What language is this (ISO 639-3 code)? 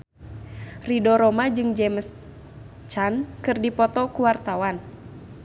sun